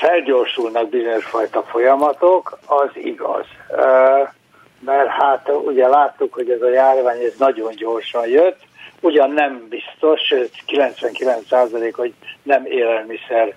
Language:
Hungarian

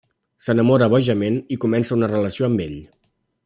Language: Catalan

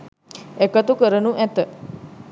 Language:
Sinhala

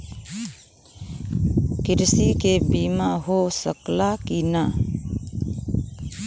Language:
Bhojpuri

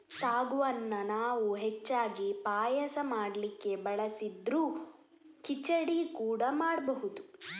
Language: Kannada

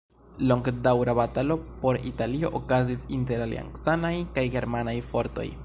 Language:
Esperanto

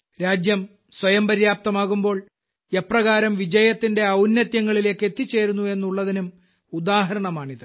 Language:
Malayalam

